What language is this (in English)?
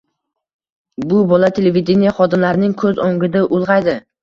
Uzbek